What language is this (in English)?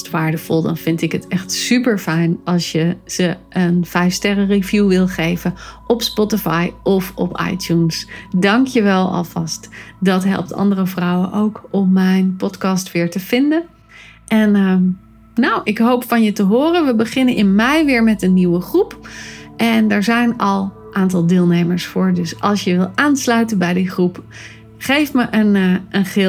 Dutch